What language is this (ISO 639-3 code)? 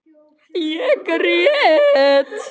isl